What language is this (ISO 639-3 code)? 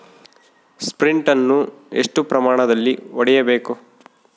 kan